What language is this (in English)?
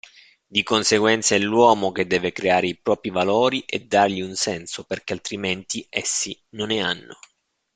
Italian